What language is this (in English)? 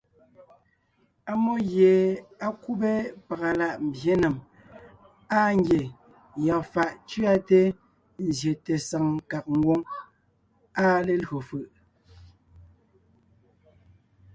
Ngiemboon